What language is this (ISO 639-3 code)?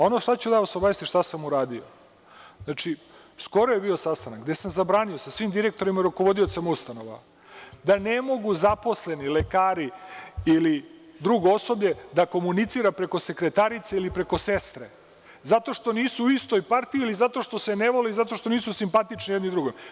srp